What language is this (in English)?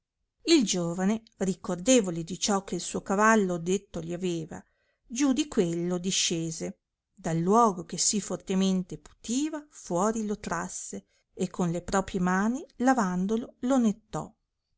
Italian